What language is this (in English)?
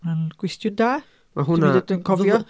Welsh